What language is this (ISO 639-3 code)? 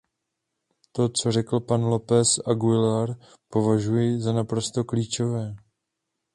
ces